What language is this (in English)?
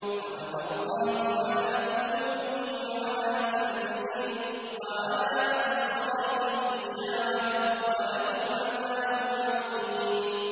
Arabic